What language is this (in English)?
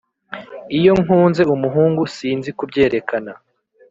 Kinyarwanda